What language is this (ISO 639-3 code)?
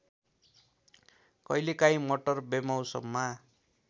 nep